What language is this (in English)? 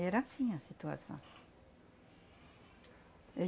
Portuguese